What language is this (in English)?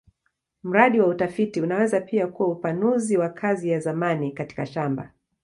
Swahili